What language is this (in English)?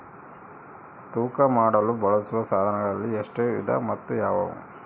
Kannada